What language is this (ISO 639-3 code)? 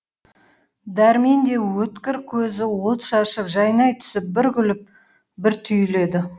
kaz